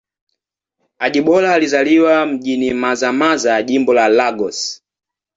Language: Swahili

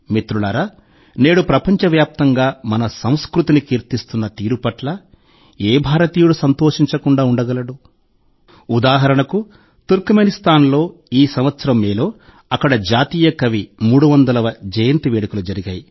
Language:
Telugu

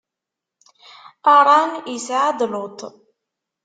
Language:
Kabyle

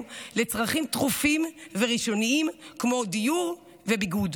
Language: Hebrew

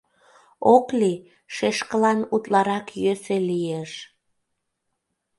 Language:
Mari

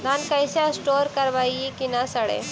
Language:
Magahi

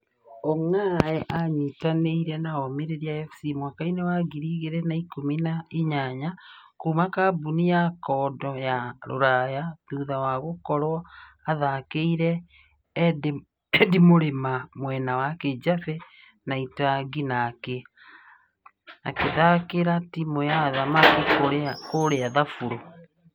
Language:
Kikuyu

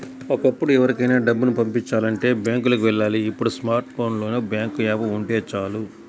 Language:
Telugu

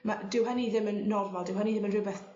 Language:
Welsh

